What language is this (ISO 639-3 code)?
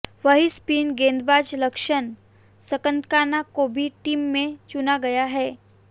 hin